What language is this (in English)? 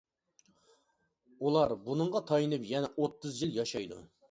Uyghur